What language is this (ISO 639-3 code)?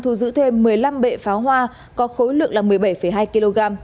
vie